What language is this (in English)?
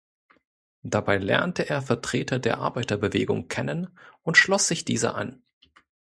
German